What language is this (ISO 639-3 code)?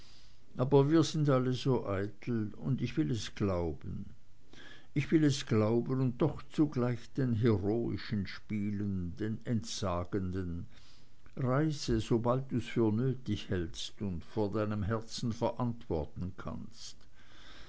deu